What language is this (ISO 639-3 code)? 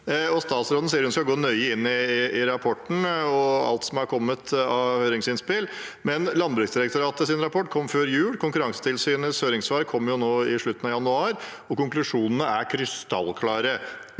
nor